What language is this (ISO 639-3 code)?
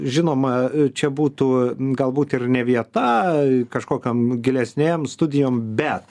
lit